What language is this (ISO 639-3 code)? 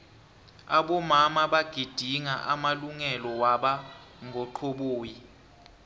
nbl